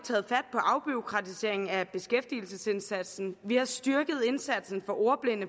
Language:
Danish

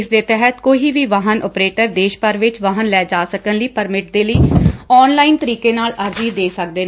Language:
Punjabi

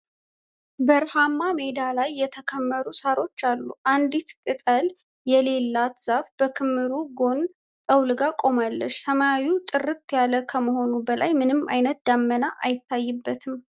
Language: Amharic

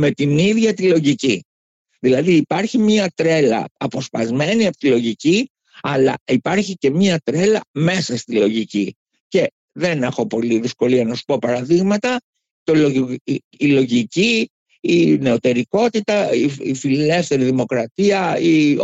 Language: Greek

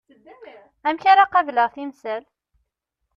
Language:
Kabyle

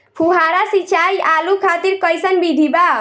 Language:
Bhojpuri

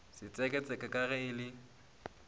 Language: Northern Sotho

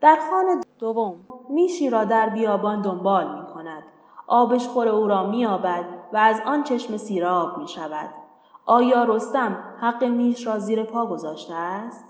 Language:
Persian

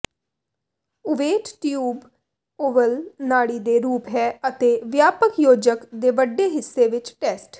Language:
Punjabi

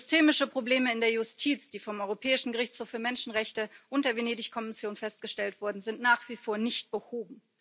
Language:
German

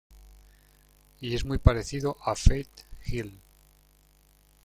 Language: Spanish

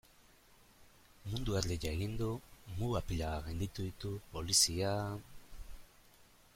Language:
Basque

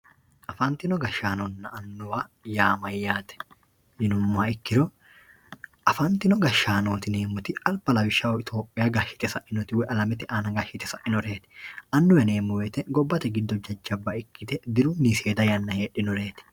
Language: Sidamo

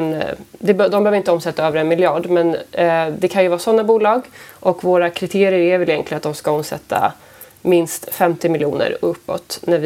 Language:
Swedish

